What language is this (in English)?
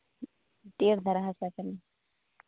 Santali